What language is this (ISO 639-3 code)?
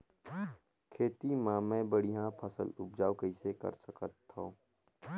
hne